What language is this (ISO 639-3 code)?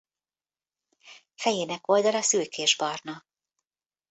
hun